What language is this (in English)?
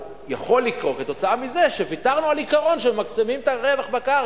Hebrew